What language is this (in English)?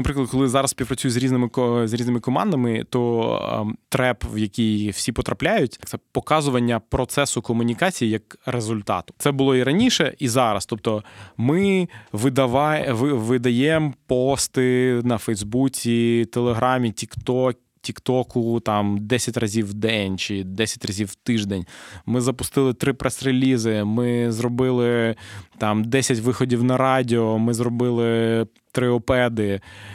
Ukrainian